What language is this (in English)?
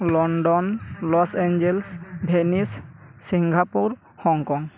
Santali